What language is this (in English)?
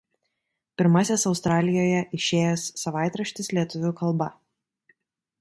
Lithuanian